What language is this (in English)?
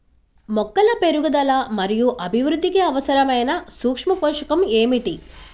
Telugu